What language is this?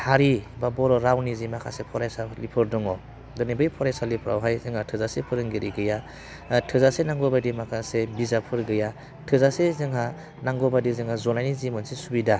Bodo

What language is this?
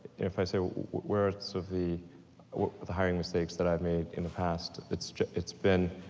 English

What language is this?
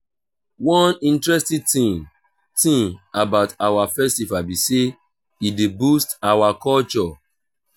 Nigerian Pidgin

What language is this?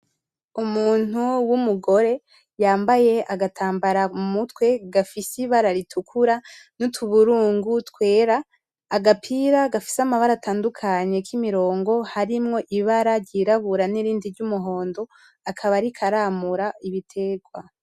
Rundi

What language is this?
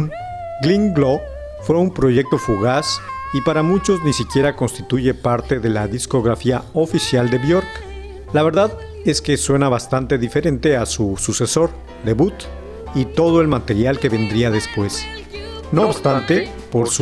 Spanish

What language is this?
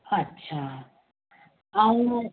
Sindhi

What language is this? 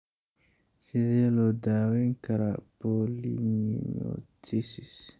Somali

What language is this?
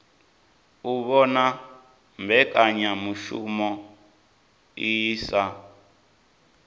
Venda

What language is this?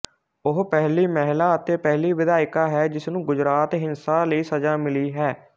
Punjabi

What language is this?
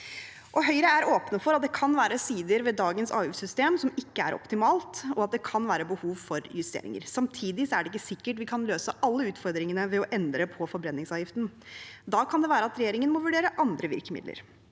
Norwegian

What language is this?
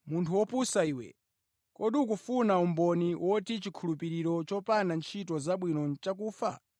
Nyanja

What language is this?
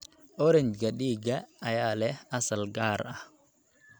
Somali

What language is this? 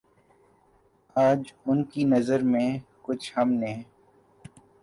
Urdu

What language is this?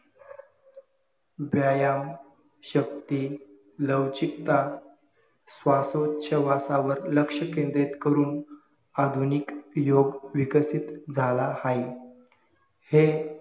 Marathi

